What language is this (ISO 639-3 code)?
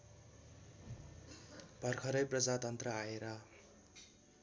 nep